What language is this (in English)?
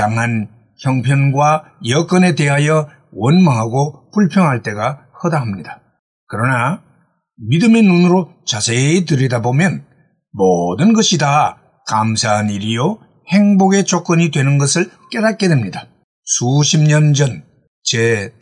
Korean